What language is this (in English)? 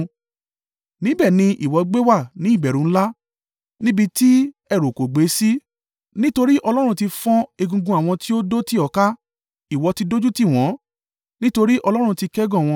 Yoruba